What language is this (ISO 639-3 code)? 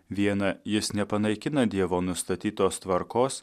lit